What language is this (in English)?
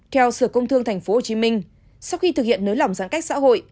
Vietnamese